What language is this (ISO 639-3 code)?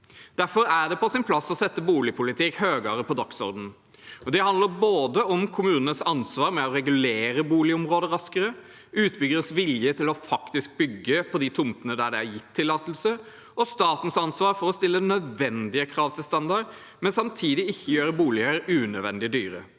nor